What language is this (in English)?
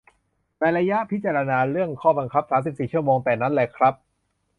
Thai